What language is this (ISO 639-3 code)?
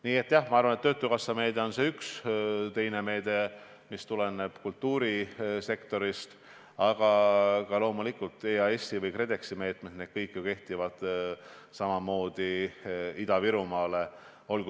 est